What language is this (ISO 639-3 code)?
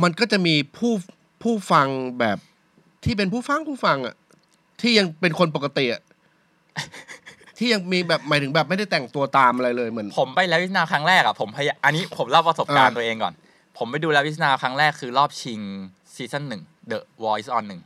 tha